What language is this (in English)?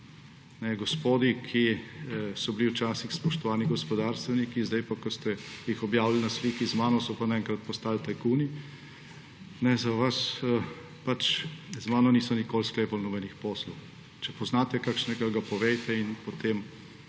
Slovenian